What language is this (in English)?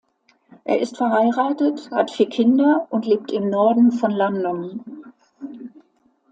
German